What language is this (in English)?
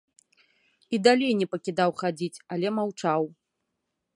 Belarusian